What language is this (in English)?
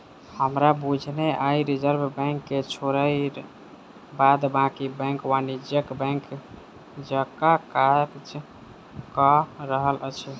Maithili